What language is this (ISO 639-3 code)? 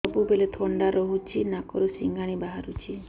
ori